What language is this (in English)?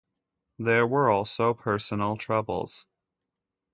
English